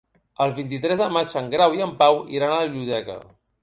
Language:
Catalan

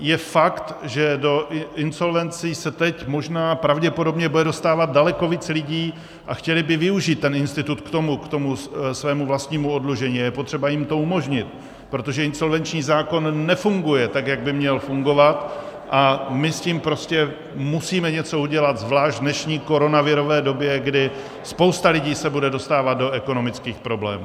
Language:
Czech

